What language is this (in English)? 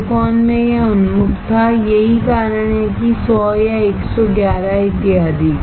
Hindi